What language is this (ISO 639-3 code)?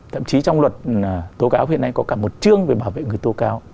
vie